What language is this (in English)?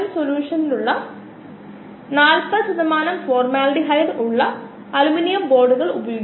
Malayalam